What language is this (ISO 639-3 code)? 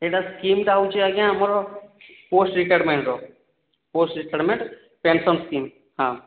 ori